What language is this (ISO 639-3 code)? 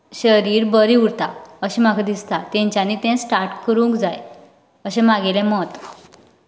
kok